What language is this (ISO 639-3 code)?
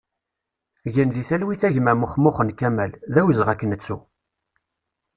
kab